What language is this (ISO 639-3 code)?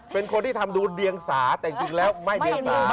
tha